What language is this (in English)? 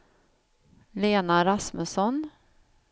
Swedish